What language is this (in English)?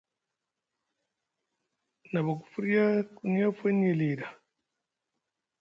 Musgu